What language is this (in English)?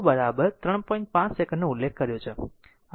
Gujarati